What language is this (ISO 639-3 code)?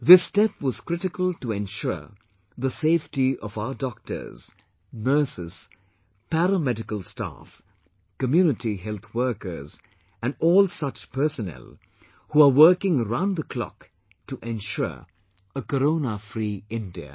eng